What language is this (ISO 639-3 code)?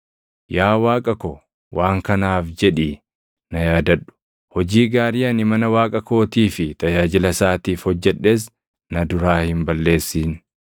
orm